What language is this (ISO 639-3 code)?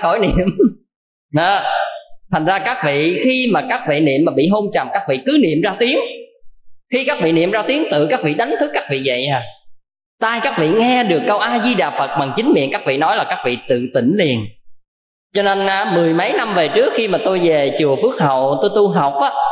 vie